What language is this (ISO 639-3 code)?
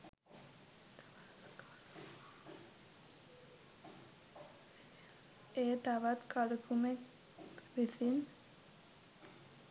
sin